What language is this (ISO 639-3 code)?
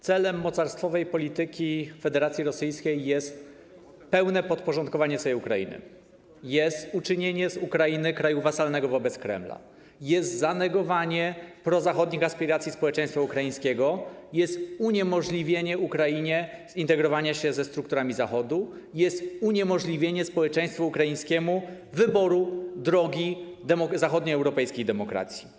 pol